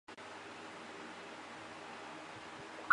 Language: Chinese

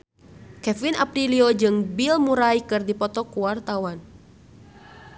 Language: Sundanese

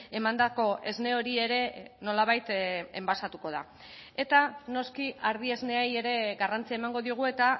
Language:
Basque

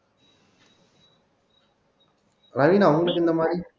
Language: Tamil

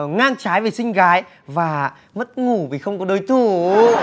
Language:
Vietnamese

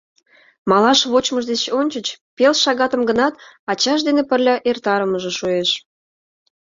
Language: Mari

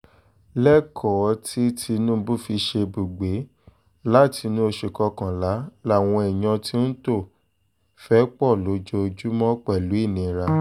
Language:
Yoruba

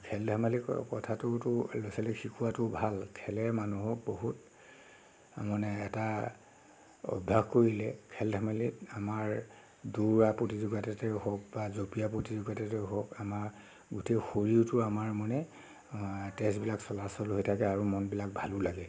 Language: Assamese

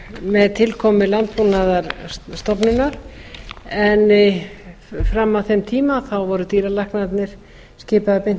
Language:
Icelandic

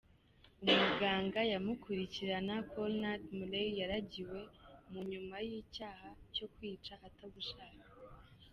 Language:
Kinyarwanda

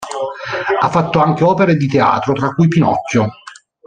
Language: Italian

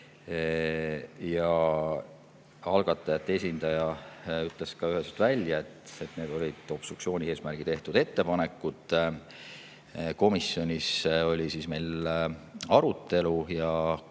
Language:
Estonian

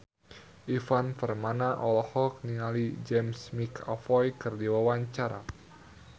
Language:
Sundanese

